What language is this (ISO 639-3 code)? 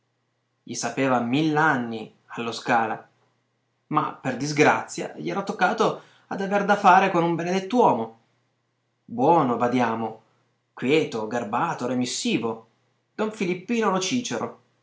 ita